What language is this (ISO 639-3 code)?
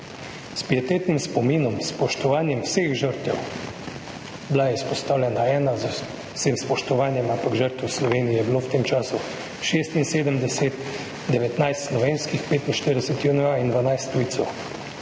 slv